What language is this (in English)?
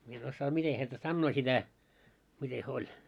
Finnish